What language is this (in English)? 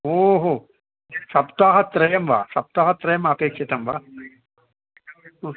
Sanskrit